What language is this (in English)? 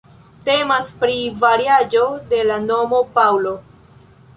Esperanto